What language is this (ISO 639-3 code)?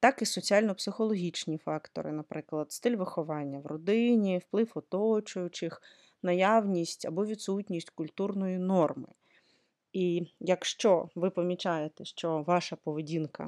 ukr